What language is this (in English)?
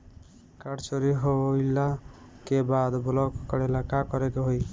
Bhojpuri